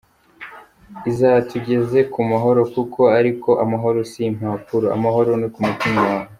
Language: Kinyarwanda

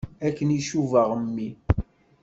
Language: Kabyle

